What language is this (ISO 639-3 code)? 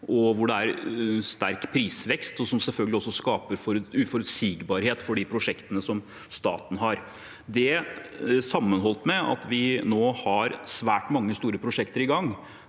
nor